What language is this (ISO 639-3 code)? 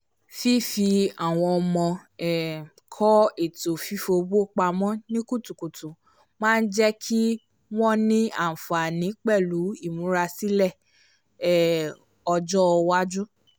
yor